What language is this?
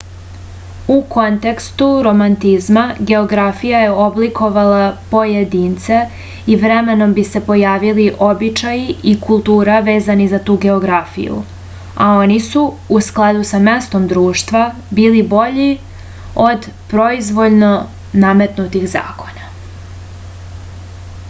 Serbian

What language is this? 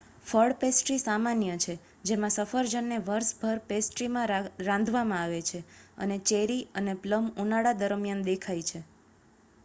Gujarati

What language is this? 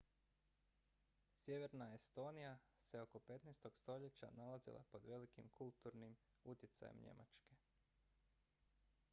Croatian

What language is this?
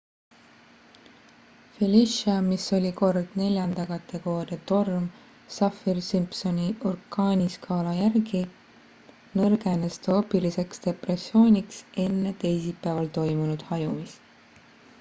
Estonian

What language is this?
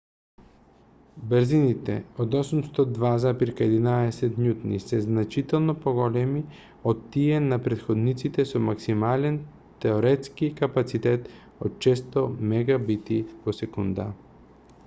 Macedonian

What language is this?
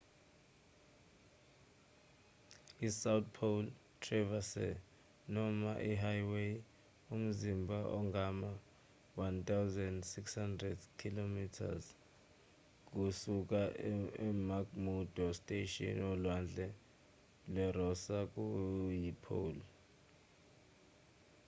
Zulu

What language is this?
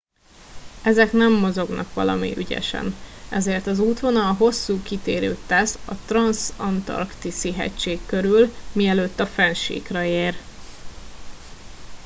Hungarian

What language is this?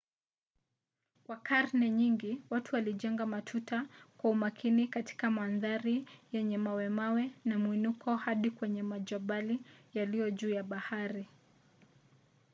Swahili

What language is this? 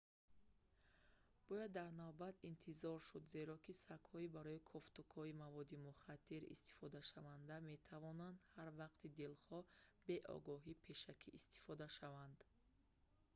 Tajik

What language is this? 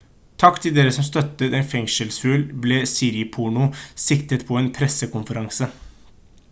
Norwegian Bokmål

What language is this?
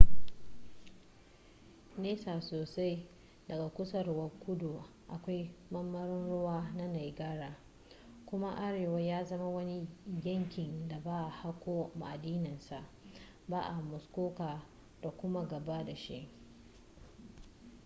Hausa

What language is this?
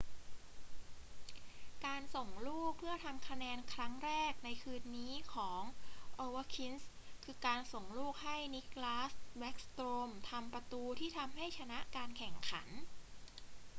Thai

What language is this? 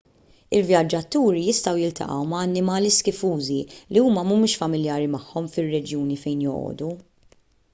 Maltese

